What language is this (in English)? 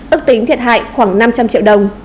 Vietnamese